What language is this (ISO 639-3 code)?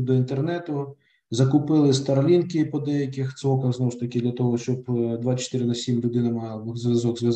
ukr